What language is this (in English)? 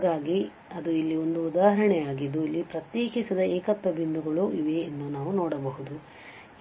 Kannada